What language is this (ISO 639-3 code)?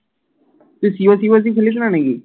ben